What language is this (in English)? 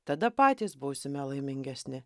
Lithuanian